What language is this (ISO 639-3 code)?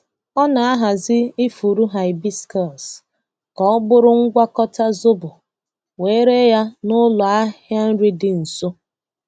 ibo